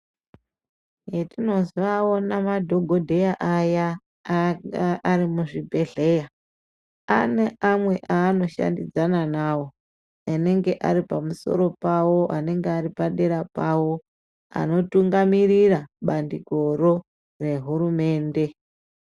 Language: Ndau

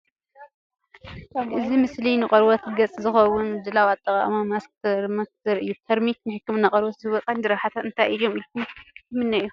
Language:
Tigrinya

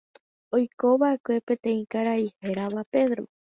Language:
Guarani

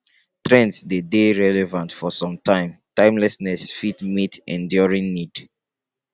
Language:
Nigerian Pidgin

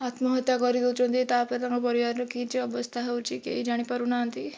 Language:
Odia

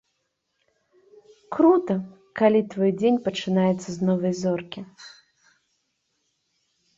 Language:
Belarusian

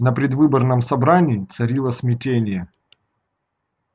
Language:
Russian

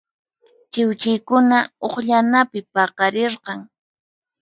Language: Puno Quechua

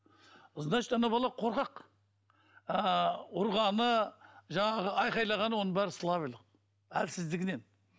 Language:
Kazakh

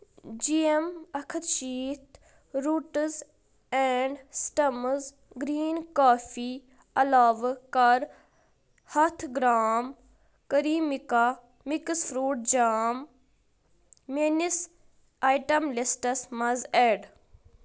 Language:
Kashmiri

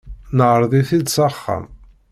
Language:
Kabyle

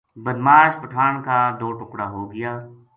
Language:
Gujari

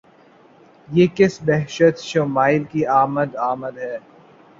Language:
Urdu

